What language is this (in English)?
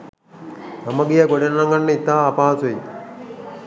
Sinhala